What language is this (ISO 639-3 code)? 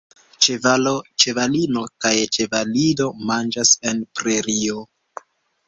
epo